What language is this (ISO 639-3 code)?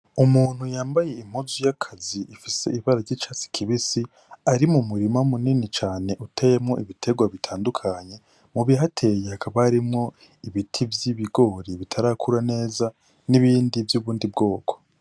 run